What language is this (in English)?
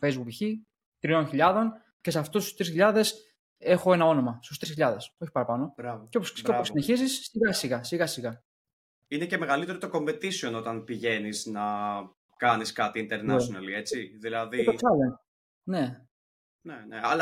Greek